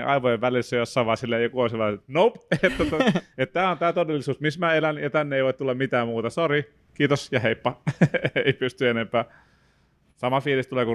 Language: Finnish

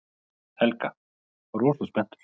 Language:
Icelandic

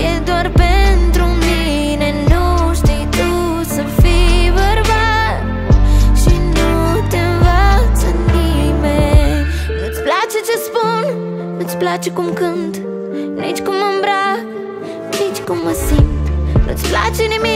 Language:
Romanian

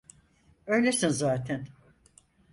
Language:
Turkish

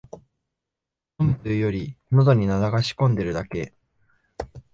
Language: Japanese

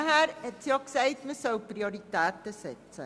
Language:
Swiss German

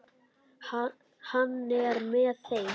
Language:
Icelandic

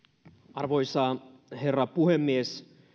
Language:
Finnish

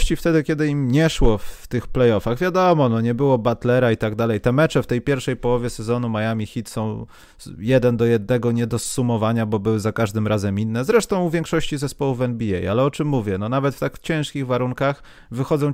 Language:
Polish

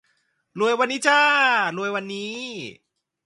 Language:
Thai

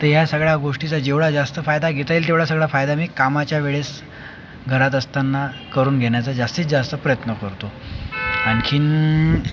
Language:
Marathi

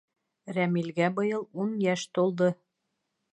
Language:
Bashkir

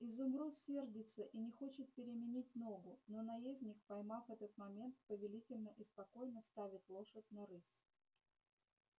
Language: Russian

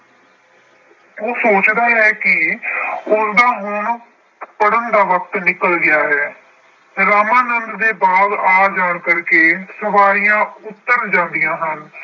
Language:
Punjabi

